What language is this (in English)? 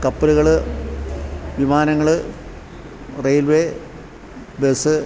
Malayalam